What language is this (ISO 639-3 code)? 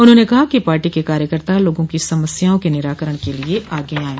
hin